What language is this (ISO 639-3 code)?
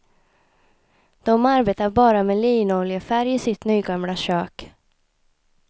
swe